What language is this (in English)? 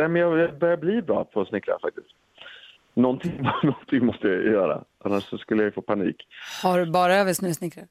Swedish